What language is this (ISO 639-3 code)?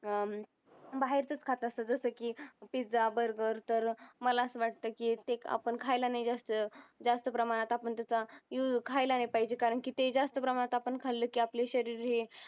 mar